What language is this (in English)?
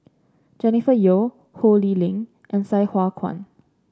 English